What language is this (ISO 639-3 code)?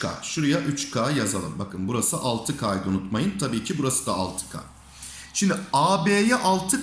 tur